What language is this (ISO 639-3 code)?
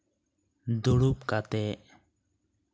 sat